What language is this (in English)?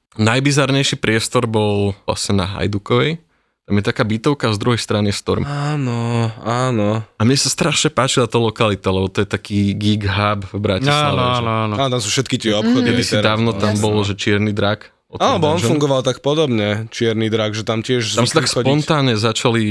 Slovak